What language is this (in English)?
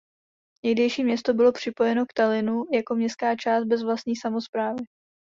Czech